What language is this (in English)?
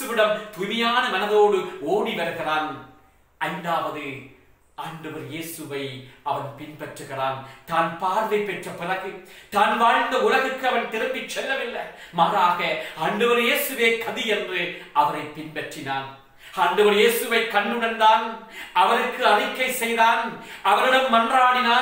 Romanian